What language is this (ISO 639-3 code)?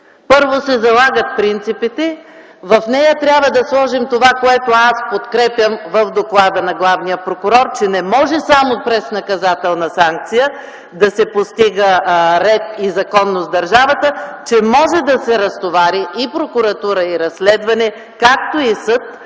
bul